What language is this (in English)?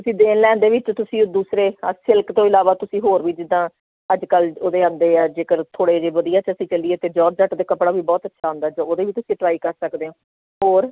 Punjabi